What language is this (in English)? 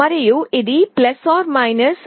Telugu